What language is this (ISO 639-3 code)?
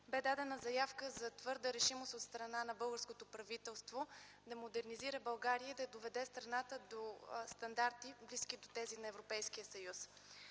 bul